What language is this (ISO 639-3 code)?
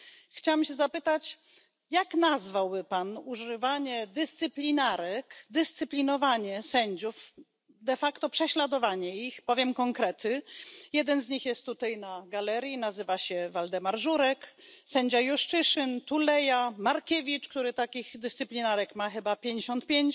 pol